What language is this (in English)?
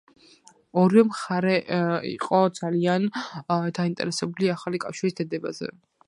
Georgian